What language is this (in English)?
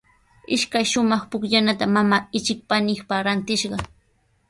Sihuas Ancash Quechua